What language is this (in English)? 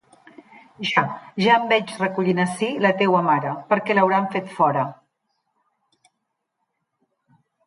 Catalan